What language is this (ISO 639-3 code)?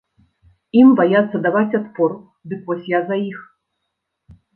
bel